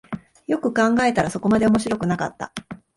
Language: Japanese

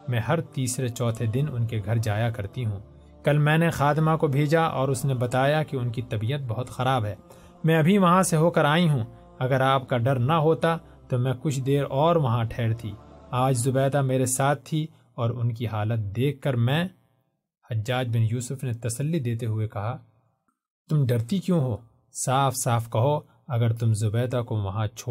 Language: Urdu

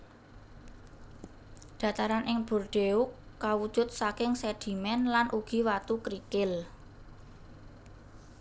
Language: Javanese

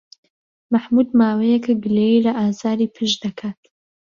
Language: Central Kurdish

